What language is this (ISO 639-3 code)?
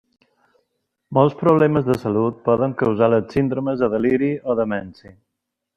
cat